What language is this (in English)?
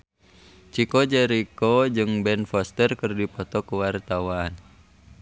Sundanese